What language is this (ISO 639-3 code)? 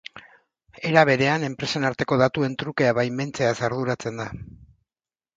eus